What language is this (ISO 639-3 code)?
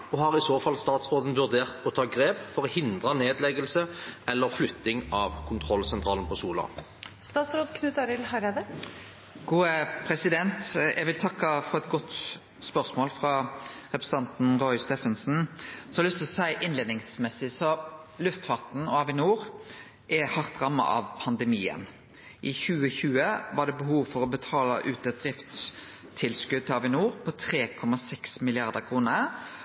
nor